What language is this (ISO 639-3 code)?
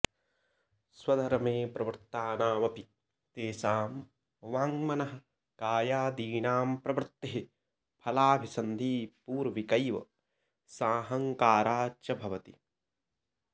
san